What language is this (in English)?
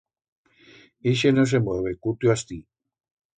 Aragonese